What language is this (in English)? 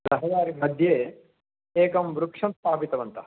Sanskrit